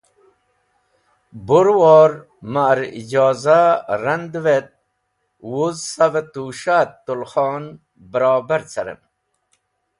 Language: Wakhi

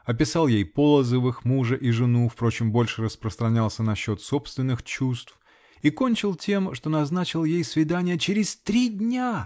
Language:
Russian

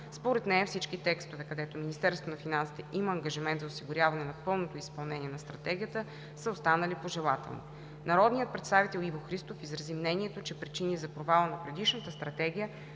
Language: Bulgarian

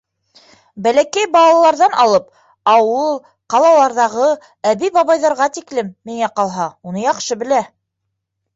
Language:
Bashkir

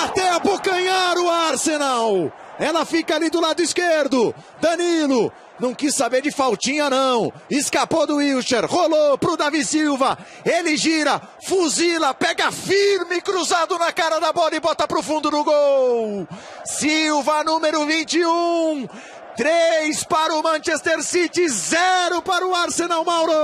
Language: Portuguese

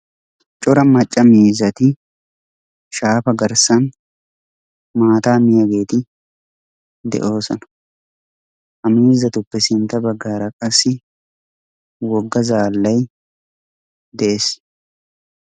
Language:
Wolaytta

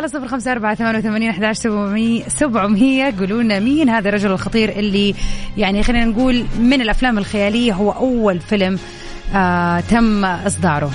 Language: Arabic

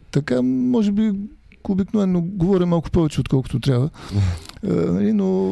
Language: Bulgarian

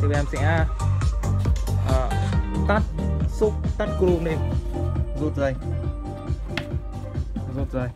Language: Vietnamese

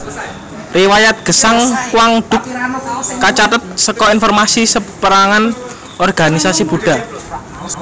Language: Javanese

